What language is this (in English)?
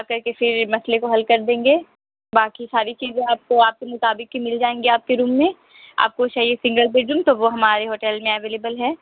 Urdu